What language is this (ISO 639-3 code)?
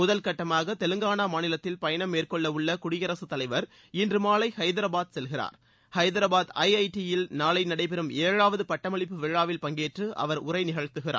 tam